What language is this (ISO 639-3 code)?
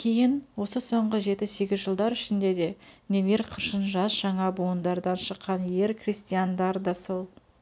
kaz